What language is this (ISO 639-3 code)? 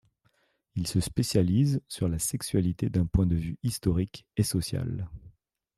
fra